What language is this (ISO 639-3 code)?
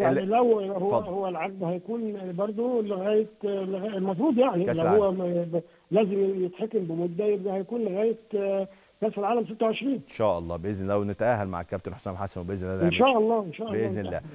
ara